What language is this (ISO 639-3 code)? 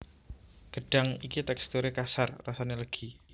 jav